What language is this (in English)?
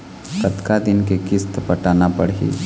Chhattisgarhi